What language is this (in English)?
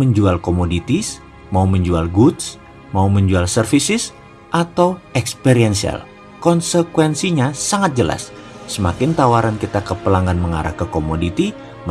Indonesian